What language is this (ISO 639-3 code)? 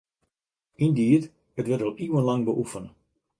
fry